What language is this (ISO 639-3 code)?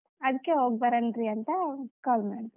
kan